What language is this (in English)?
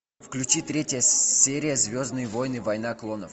Russian